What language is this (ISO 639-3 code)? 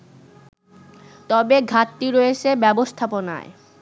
ben